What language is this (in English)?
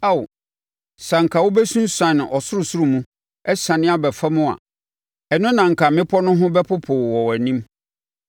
Akan